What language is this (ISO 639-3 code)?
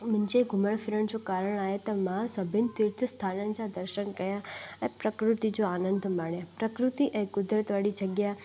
snd